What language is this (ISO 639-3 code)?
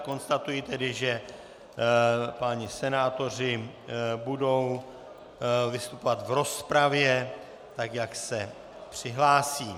ces